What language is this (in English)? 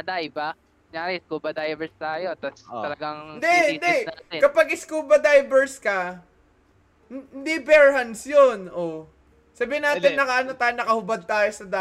Filipino